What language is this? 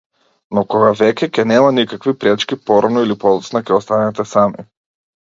Macedonian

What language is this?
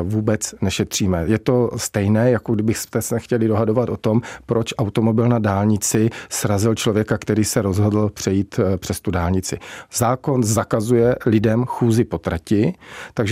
Czech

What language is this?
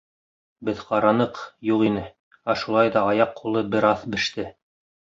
Bashkir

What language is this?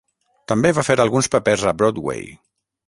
Catalan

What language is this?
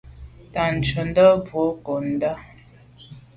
Medumba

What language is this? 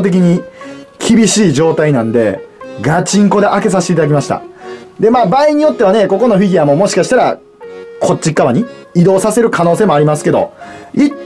Japanese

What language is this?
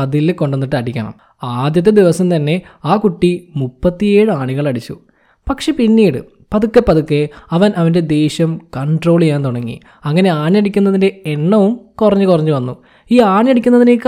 Malayalam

